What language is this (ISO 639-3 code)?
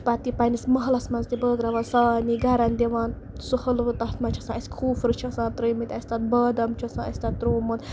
kas